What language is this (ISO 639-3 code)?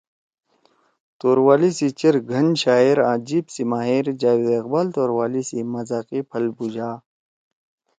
trw